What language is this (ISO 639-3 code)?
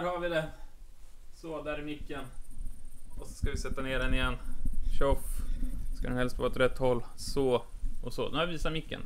swe